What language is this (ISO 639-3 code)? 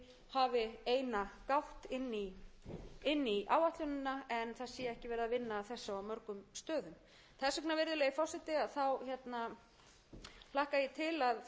isl